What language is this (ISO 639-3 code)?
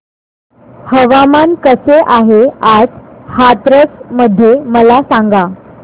mar